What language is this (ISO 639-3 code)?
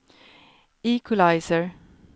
swe